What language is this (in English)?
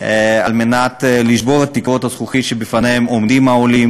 Hebrew